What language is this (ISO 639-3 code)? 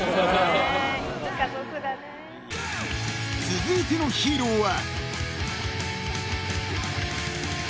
jpn